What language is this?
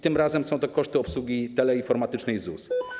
Polish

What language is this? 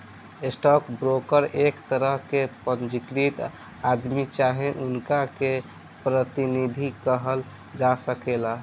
Bhojpuri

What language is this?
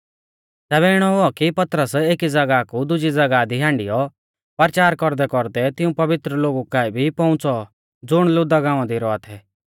Mahasu Pahari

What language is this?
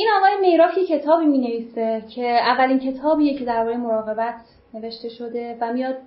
Persian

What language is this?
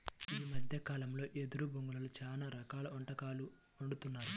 Telugu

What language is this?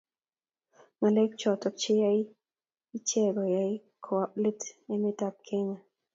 Kalenjin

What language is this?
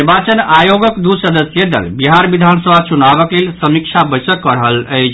Maithili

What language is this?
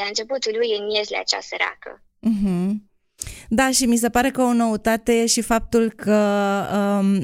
Romanian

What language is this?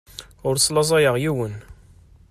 Kabyle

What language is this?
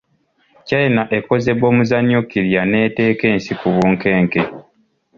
Ganda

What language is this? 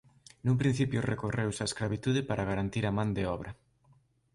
Galician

